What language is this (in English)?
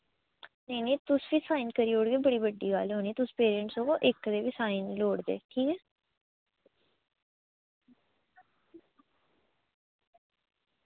Dogri